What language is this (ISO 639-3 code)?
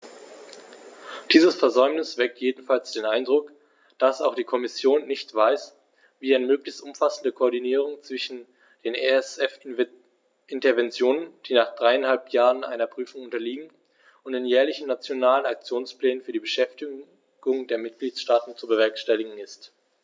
deu